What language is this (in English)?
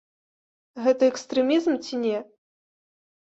Belarusian